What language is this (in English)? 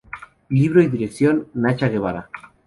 Spanish